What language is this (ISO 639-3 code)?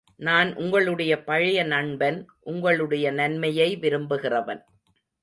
tam